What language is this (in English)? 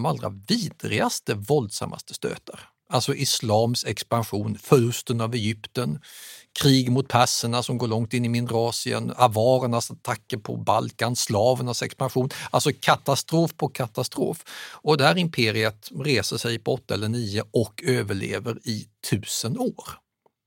Swedish